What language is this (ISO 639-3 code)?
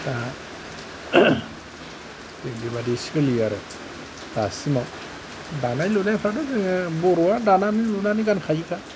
brx